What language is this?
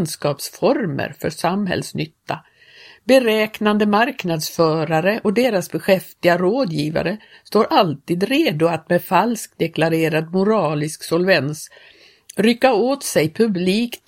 Swedish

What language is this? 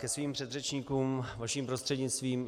Czech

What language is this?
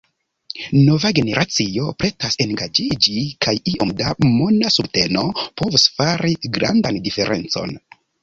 Esperanto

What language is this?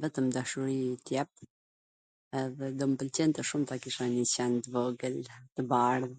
Gheg Albanian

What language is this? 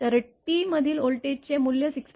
Marathi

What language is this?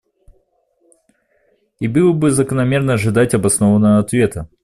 Russian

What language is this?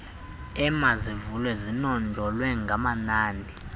Xhosa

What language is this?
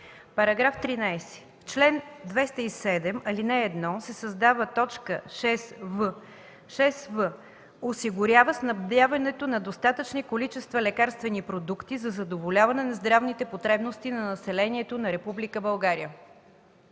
Bulgarian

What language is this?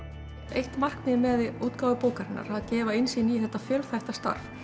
Icelandic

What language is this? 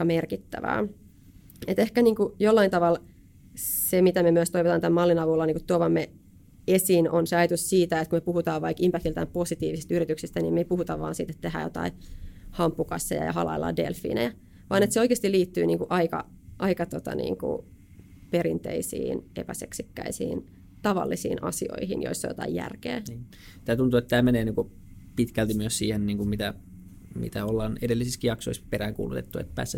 Finnish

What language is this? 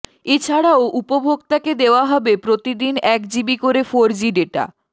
Bangla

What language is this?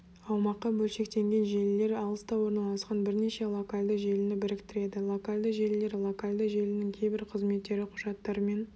Kazakh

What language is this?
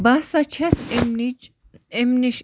Kashmiri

